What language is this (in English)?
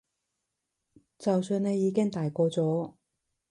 Cantonese